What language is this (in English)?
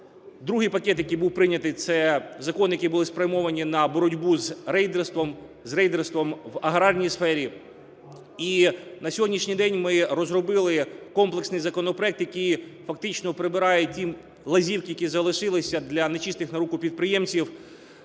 Ukrainian